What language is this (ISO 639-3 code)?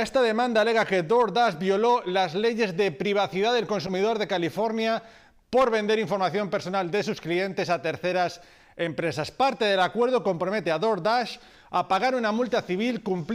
spa